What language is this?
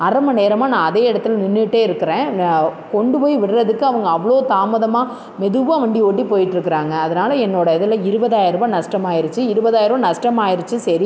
Tamil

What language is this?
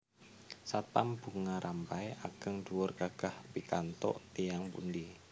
Javanese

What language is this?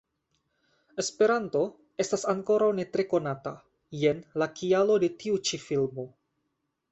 Esperanto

